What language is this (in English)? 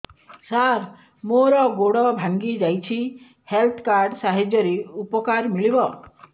Odia